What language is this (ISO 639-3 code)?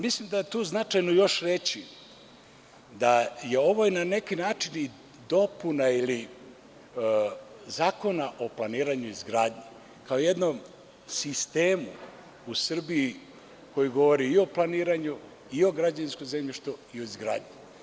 srp